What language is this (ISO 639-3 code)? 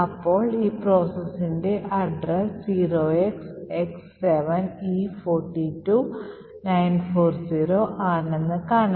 mal